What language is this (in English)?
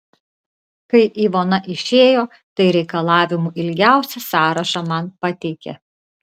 Lithuanian